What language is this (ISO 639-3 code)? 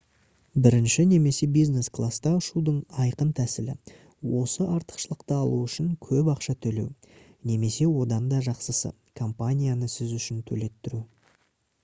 kaz